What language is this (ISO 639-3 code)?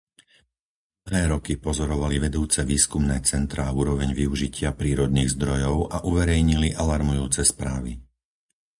slk